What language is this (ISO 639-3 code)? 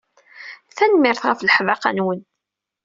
kab